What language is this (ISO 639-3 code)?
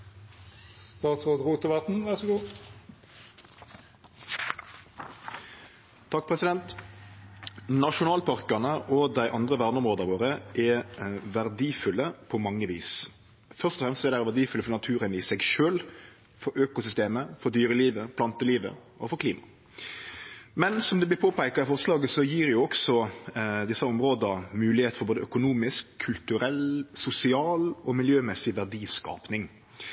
nno